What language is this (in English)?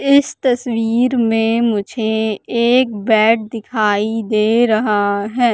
Hindi